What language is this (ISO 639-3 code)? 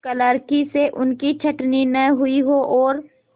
hin